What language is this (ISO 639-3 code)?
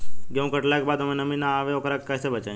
bho